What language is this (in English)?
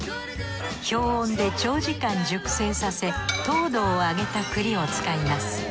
Japanese